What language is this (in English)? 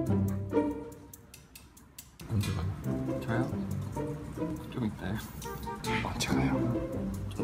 Korean